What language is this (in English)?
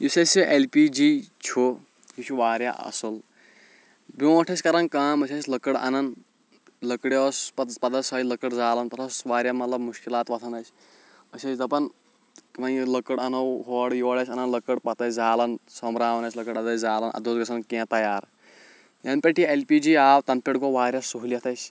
Kashmiri